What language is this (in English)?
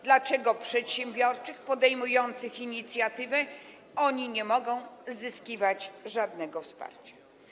Polish